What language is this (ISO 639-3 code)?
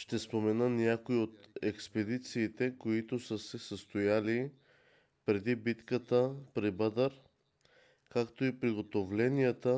bul